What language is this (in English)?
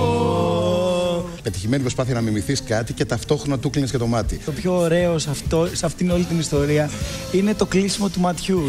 Greek